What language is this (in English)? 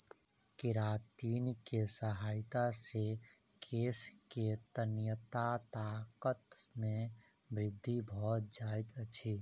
Maithili